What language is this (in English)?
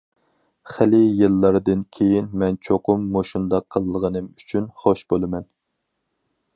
Uyghur